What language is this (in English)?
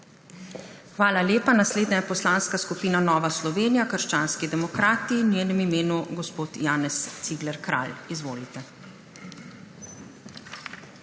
Slovenian